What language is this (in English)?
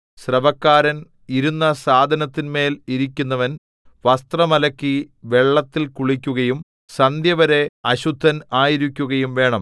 Malayalam